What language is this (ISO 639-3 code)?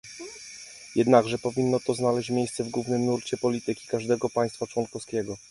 pol